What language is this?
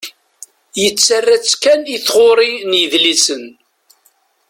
Kabyle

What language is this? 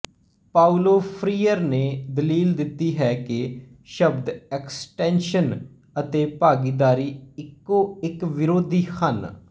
Punjabi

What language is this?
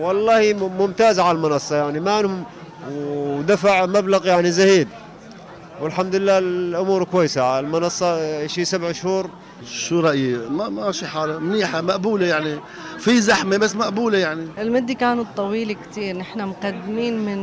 Arabic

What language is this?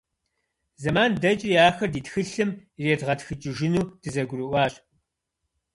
Kabardian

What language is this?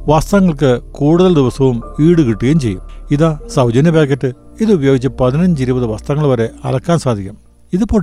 Malayalam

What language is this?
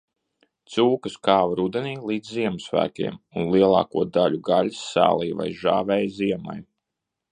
Latvian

